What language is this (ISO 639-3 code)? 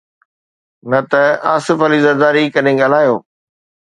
snd